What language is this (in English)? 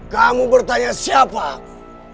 Indonesian